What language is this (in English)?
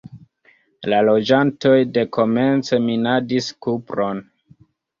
Esperanto